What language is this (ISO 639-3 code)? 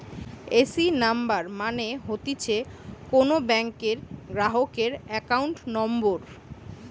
ben